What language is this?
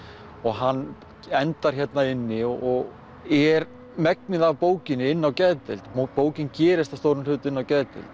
Icelandic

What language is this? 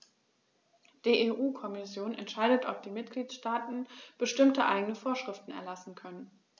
German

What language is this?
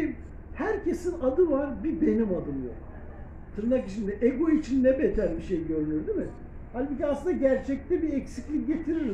Turkish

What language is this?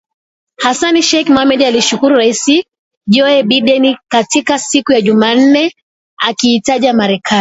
Swahili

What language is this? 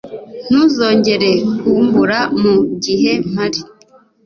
Kinyarwanda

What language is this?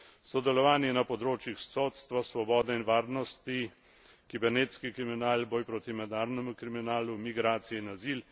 Slovenian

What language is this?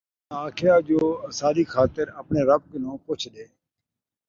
Saraiki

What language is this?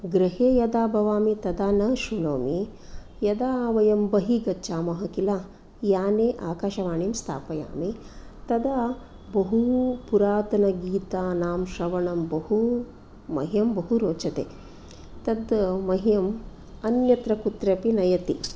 Sanskrit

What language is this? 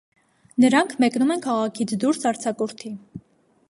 Armenian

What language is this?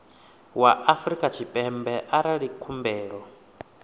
Venda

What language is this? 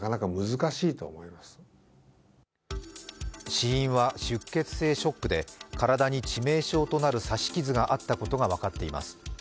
Japanese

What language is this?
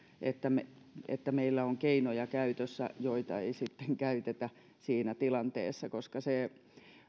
Finnish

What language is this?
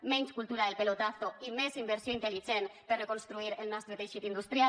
Catalan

